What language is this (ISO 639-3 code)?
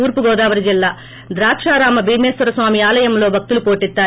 tel